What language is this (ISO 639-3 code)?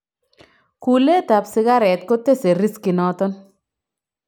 kln